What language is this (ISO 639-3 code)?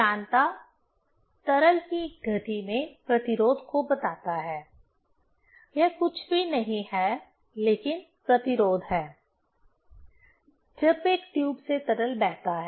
hin